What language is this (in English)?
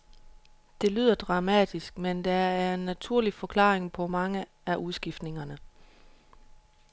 Danish